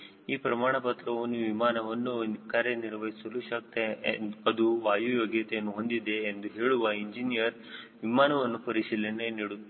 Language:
Kannada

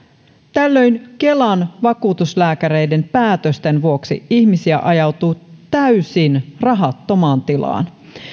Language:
Finnish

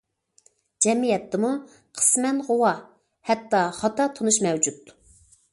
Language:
Uyghur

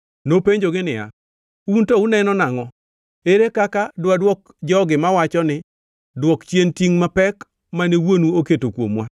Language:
Luo (Kenya and Tanzania)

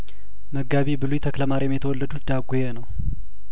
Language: Amharic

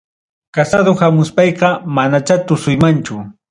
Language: Ayacucho Quechua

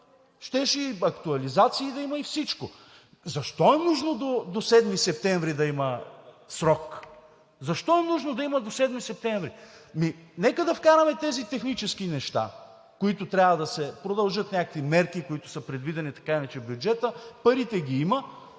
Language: Bulgarian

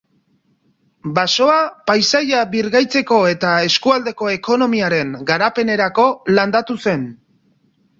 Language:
Basque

